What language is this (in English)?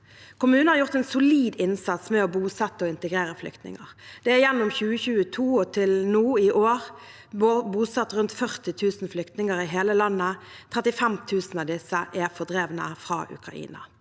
Norwegian